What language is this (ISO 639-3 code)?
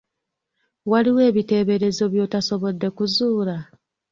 lug